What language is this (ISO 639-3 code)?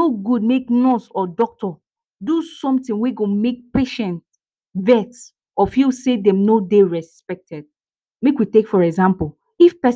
pcm